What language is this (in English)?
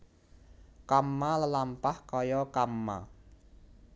Javanese